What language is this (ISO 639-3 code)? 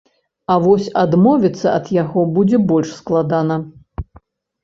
bel